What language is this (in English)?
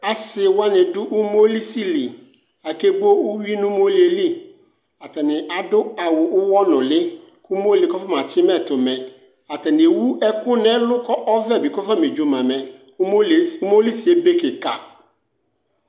Ikposo